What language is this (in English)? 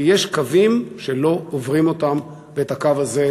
Hebrew